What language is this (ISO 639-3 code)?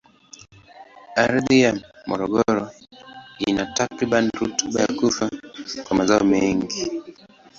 swa